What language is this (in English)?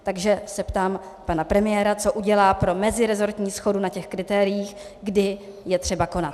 Czech